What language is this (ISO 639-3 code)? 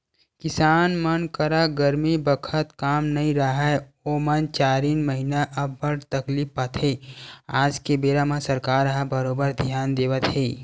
hne